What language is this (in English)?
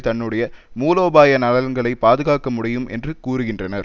Tamil